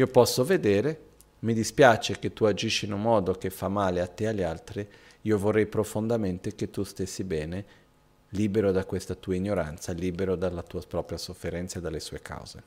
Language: Italian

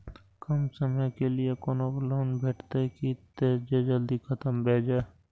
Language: Maithili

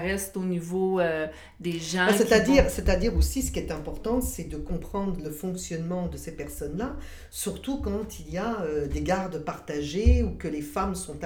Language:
French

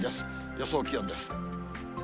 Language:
Japanese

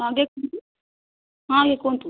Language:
Odia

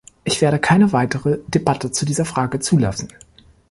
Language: German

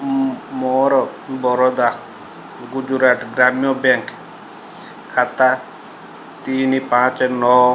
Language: Odia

